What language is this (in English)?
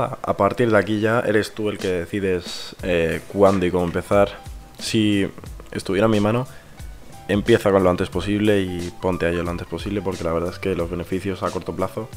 Spanish